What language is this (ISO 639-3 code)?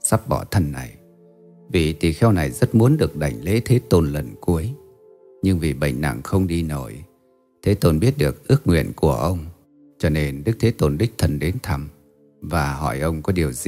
vie